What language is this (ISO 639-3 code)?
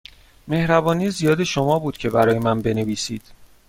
fas